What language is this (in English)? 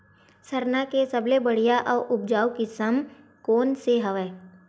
Chhattisgarhi